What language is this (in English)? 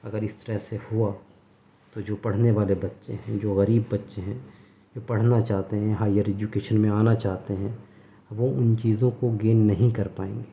Urdu